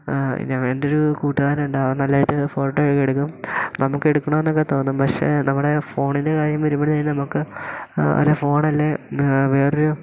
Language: Malayalam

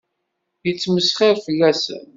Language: Kabyle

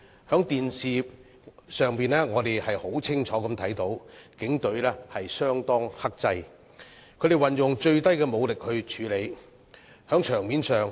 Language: Cantonese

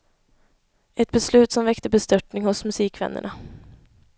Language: Swedish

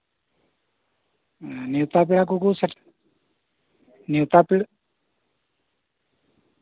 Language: Santali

